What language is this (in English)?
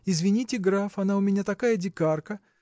Russian